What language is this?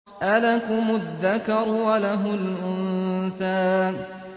Arabic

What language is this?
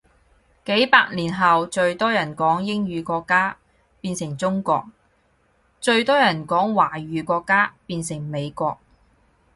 Cantonese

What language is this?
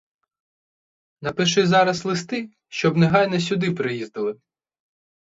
Ukrainian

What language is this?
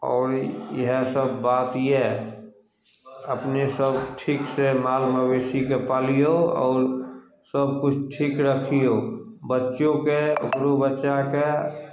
Maithili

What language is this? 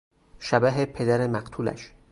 Persian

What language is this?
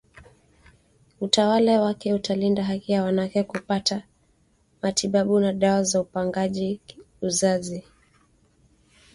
Swahili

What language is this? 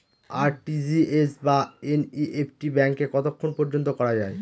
Bangla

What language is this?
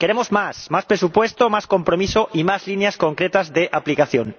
Spanish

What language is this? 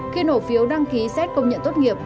Vietnamese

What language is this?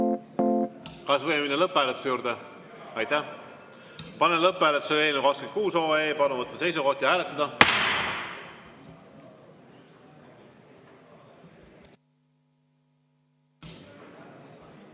Estonian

